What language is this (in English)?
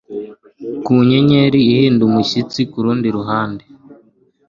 Kinyarwanda